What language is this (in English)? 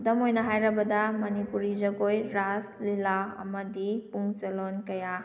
Manipuri